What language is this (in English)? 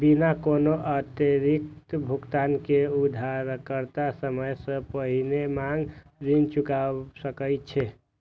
Maithili